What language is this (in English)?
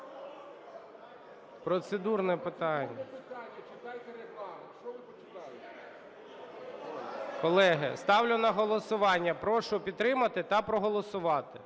Ukrainian